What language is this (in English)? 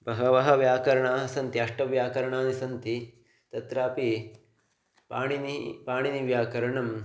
Sanskrit